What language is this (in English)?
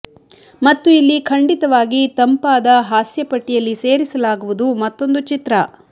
Kannada